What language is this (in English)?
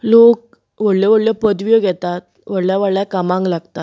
Konkani